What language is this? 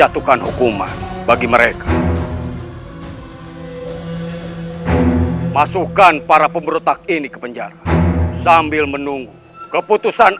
Indonesian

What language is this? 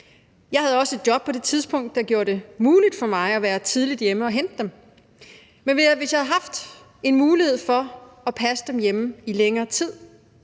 Danish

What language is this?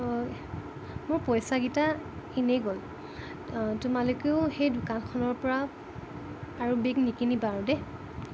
Assamese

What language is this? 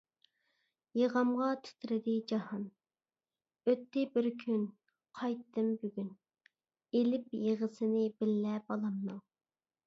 Uyghur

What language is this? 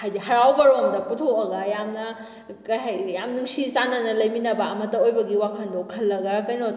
Manipuri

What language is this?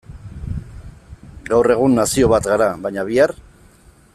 Basque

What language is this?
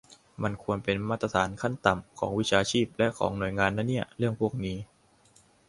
Thai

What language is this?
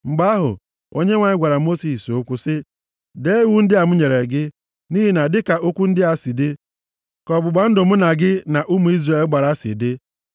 Igbo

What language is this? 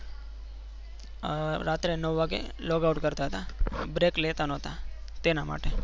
Gujarati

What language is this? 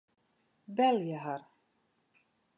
Western Frisian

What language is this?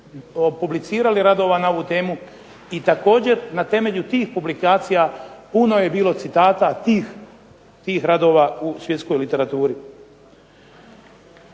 Croatian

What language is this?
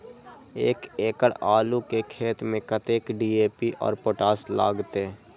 Maithili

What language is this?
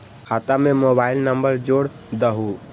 Magahi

